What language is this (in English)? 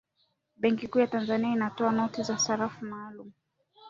Swahili